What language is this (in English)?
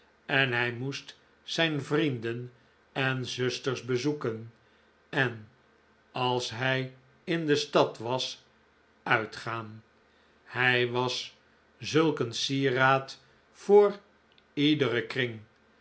Dutch